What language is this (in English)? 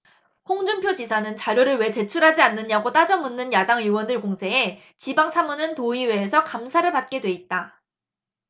Korean